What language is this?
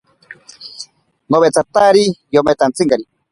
Ashéninka Perené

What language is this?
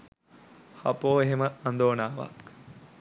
Sinhala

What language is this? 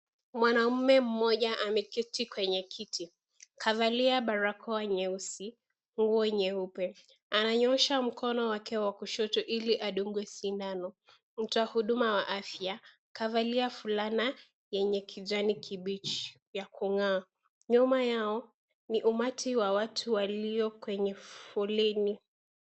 Swahili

